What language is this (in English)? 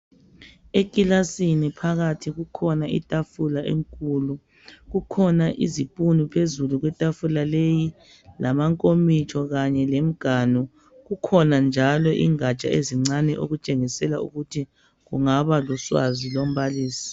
North Ndebele